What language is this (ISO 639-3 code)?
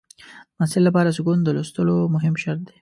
pus